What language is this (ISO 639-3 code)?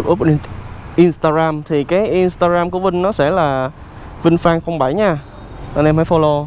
vie